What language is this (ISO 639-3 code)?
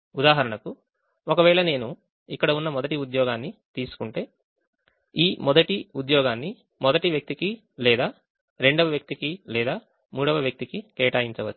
tel